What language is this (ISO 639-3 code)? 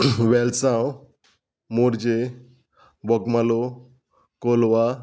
kok